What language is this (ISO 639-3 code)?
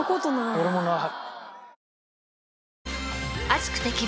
jpn